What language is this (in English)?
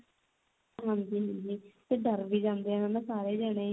Punjabi